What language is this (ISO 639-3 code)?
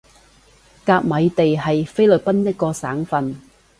yue